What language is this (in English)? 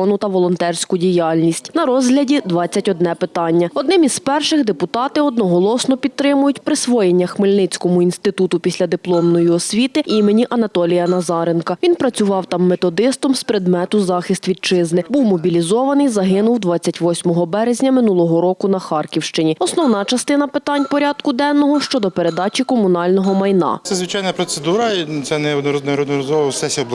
Ukrainian